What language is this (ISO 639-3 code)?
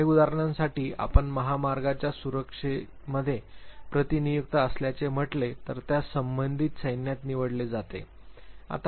mar